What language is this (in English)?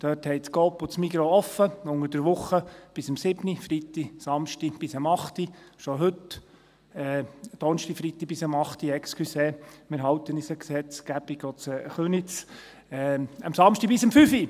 Swiss German